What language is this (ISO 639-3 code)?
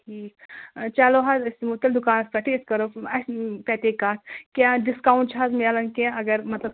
kas